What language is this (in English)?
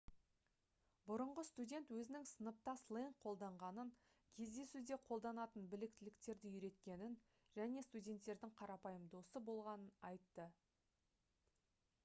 Kazakh